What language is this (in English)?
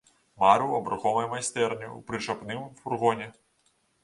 Belarusian